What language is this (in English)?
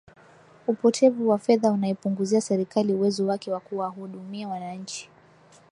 Swahili